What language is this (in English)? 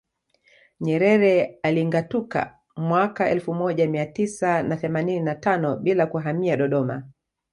Swahili